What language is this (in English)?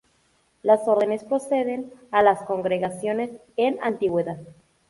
Spanish